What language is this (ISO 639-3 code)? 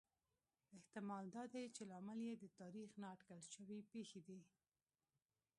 pus